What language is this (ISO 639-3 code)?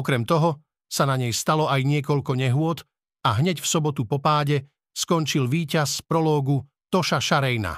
slk